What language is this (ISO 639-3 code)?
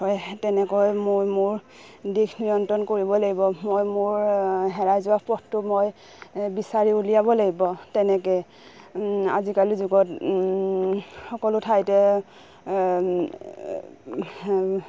asm